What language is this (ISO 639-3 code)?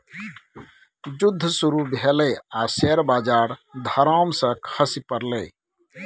mai